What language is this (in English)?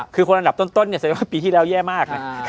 Thai